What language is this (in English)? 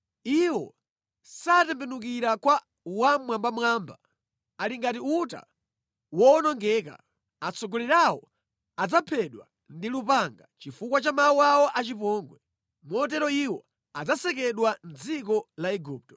Nyanja